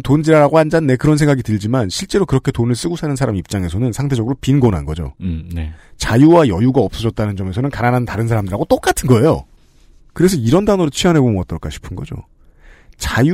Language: Korean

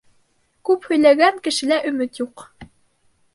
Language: Bashkir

